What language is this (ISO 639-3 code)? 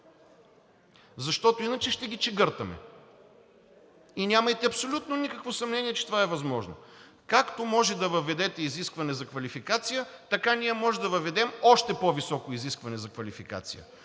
bul